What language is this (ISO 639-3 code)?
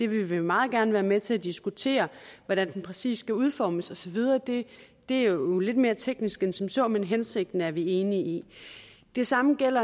dan